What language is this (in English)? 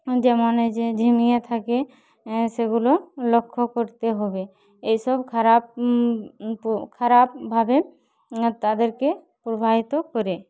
Bangla